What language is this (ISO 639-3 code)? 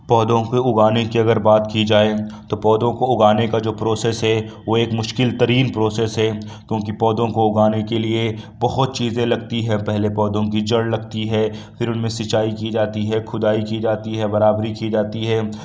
urd